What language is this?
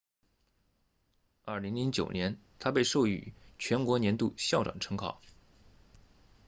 Chinese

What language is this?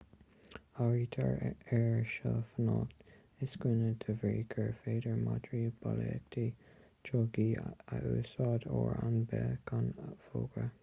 Irish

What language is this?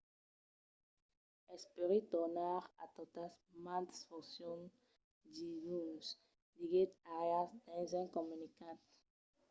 Occitan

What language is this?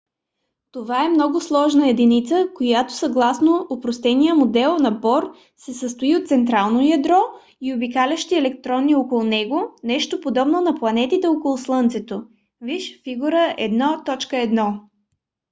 Bulgarian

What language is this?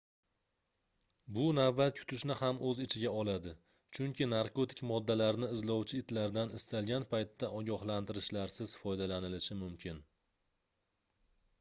Uzbek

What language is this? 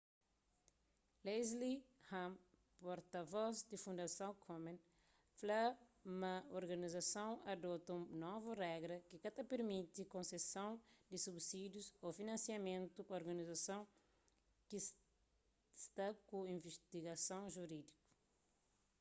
Kabuverdianu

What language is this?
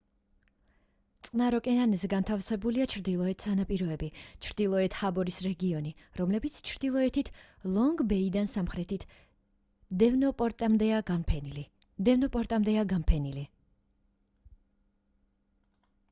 Georgian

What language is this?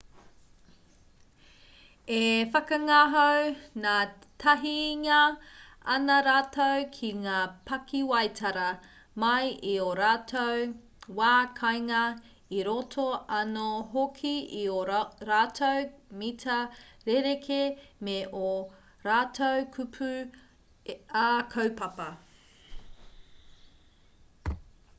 Māori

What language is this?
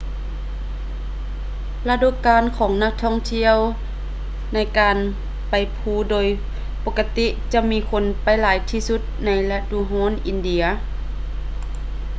Lao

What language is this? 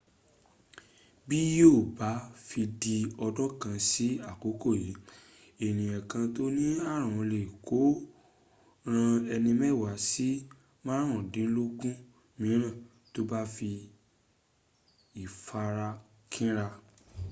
Yoruba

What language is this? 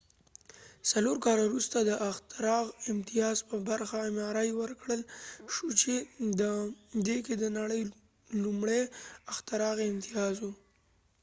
Pashto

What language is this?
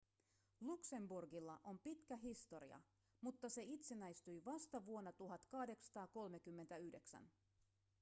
Finnish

